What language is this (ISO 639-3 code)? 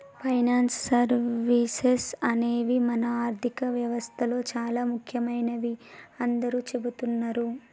tel